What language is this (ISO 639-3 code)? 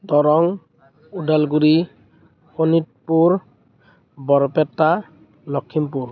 asm